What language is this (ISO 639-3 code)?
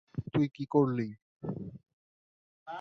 ben